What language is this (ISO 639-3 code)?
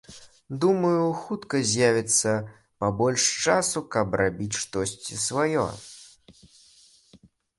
bel